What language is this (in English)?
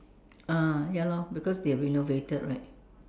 English